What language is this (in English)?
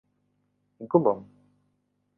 Central Kurdish